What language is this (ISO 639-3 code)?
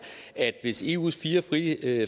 dan